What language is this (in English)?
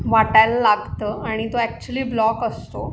Marathi